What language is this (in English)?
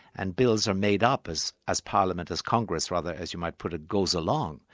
English